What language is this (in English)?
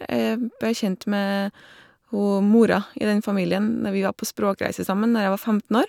Norwegian